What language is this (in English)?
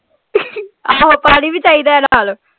Punjabi